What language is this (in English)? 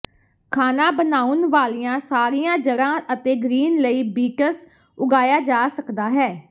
Punjabi